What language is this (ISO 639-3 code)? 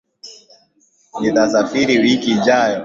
swa